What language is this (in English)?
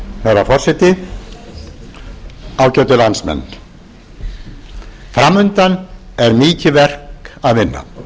Icelandic